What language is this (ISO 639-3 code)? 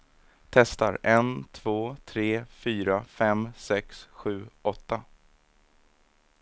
swe